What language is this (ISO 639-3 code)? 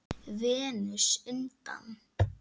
isl